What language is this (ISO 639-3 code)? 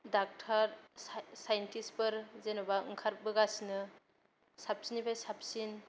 brx